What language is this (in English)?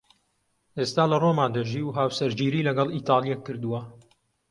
Central Kurdish